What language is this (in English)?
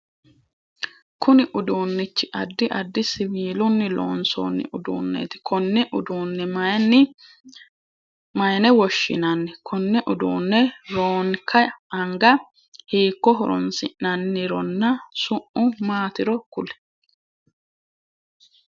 Sidamo